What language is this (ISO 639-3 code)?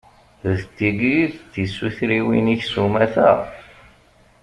kab